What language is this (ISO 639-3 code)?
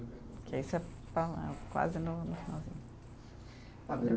por